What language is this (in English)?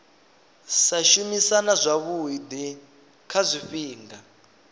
Venda